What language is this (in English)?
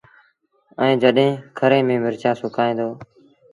Sindhi Bhil